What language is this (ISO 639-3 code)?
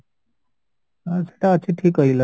ori